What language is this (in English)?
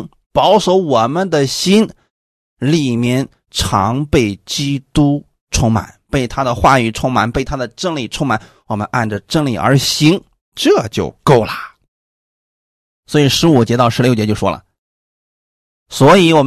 Chinese